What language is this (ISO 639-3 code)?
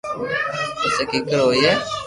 lrk